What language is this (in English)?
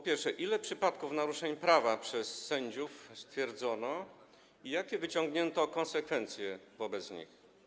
Polish